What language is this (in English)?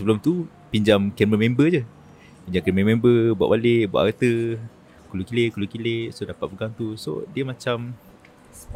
Malay